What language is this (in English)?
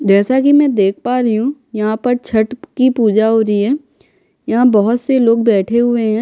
Hindi